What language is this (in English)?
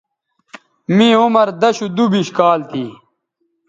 Bateri